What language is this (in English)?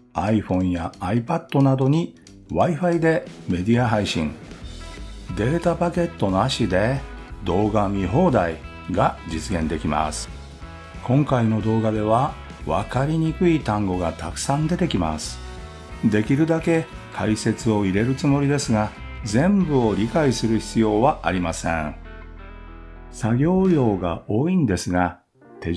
Japanese